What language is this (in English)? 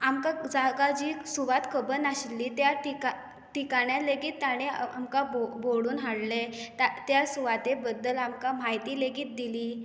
Konkani